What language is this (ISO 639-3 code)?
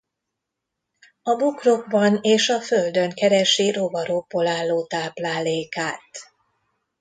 hun